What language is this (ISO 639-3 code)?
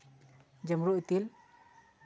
sat